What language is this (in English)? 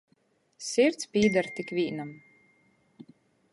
Latgalian